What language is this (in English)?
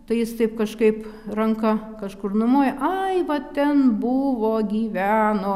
Lithuanian